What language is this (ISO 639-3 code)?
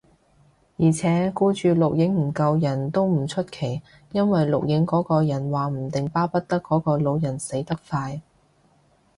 yue